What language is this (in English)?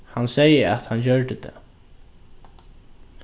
Faroese